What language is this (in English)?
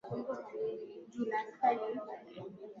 Swahili